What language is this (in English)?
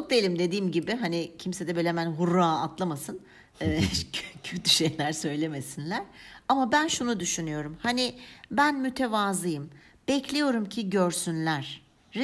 Turkish